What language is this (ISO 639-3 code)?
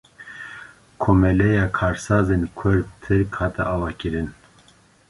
kur